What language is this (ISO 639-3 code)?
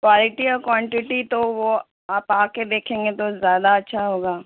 urd